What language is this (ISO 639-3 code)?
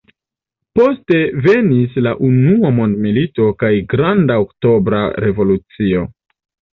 epo